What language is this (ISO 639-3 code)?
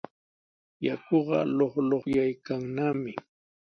qws